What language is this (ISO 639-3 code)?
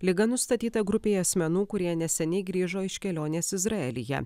lit